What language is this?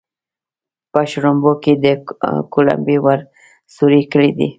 Pashto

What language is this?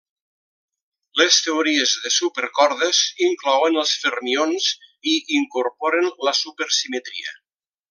Catalan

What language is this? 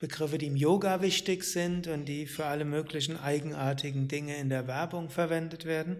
German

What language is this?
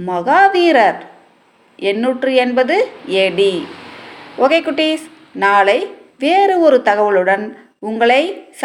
Tamil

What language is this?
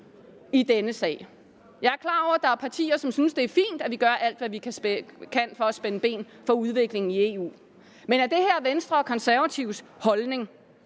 Danish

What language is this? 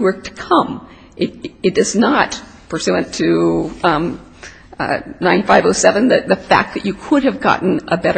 English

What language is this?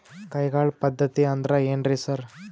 Kannada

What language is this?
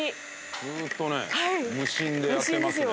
Japanese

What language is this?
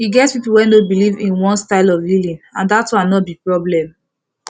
Nigerian Pidgin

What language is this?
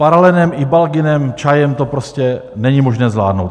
Czech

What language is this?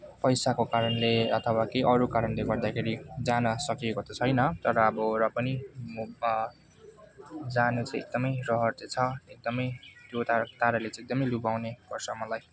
Nepali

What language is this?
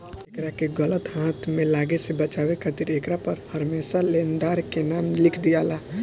Bhojpuri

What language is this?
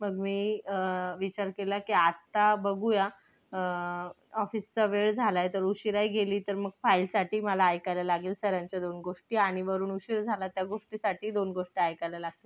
Marathi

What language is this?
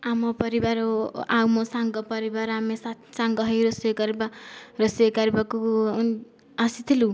Odia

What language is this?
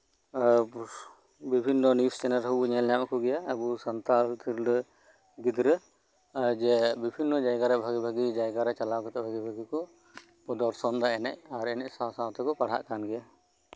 Santali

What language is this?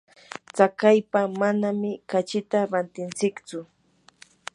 Yanahuanca Pasco Quechua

